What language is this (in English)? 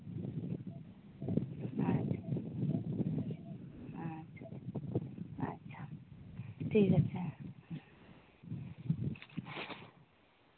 Santali